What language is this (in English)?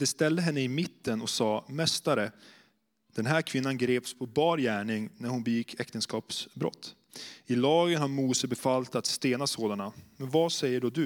Swedish